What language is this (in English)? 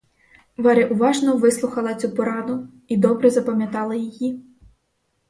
Ukrainian